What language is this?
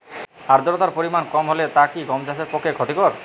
Bangla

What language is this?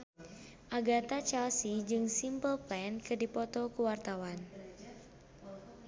Sundanese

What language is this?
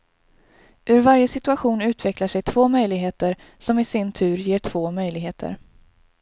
Swedish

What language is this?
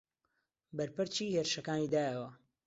Central Kurdish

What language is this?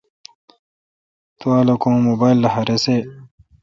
Kalkoti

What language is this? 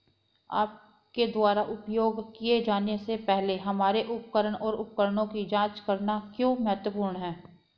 Hindi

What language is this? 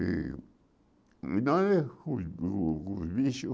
Portuguese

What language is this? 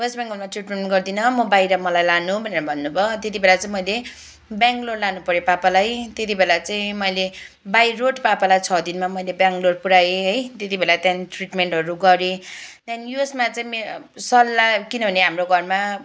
Nepali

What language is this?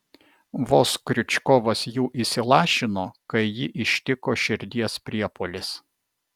Lithuanian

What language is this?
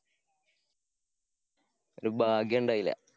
Malayalam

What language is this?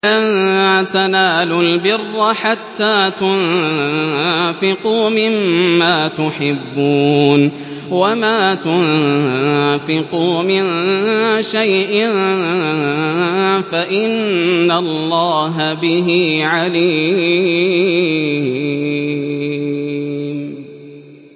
Arabic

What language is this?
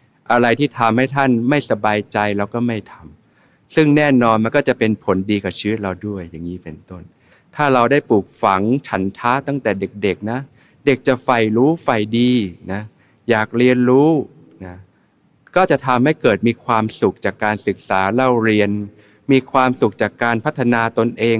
Thai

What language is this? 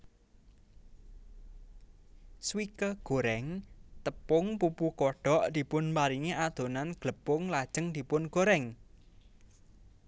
Javanese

